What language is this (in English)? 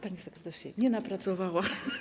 Polish